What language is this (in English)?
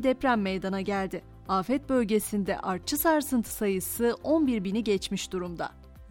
Turkish